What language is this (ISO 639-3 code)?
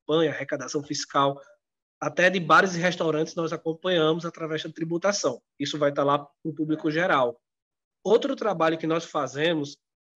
por